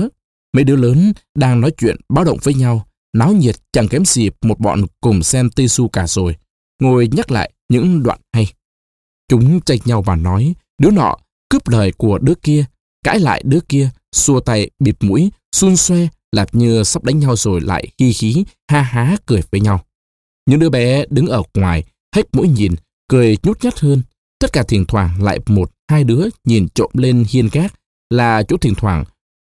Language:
Vietnamese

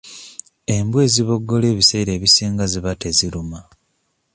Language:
Ganda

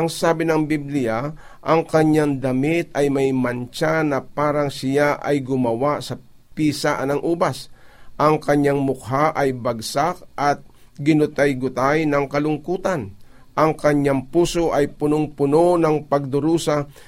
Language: Filipino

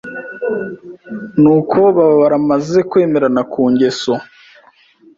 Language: Kinyarwanda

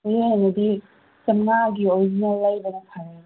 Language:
Manipuri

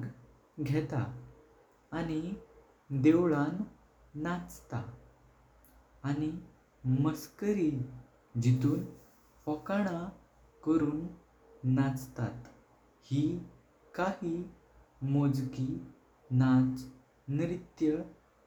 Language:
Konkani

